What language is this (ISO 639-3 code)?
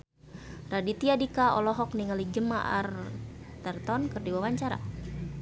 sun